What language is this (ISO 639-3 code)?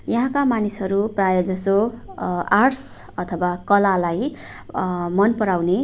nep